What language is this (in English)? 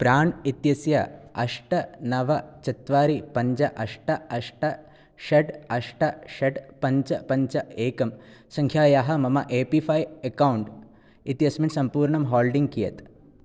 Sanskrit